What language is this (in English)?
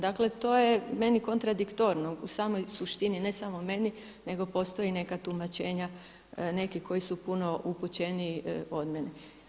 Croatian